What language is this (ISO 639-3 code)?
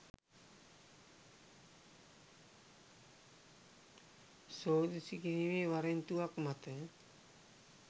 sin